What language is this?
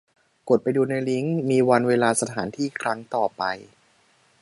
Thai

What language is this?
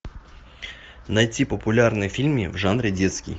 Russian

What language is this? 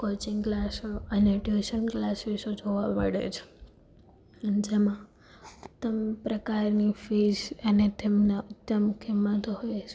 Gujarati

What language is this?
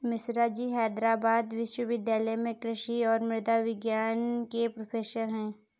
Hindi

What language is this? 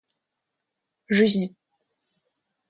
Russian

